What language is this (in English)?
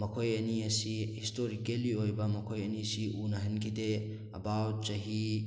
Manipuri